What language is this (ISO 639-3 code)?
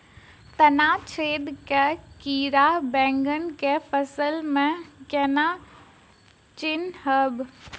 mai